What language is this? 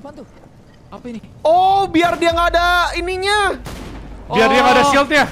Indonesian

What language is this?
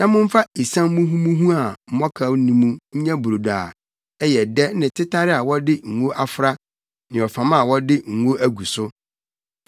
Akan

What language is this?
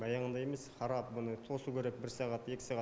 Kazakh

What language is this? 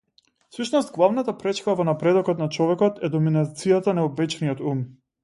Macedonian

